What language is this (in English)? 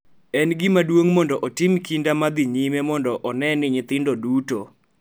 Luo (Kenya and Tanzania)